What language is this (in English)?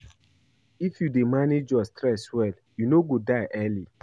Nigerian Pidgin